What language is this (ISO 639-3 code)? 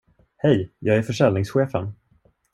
swe